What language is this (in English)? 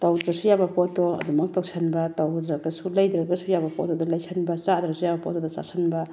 Manipuri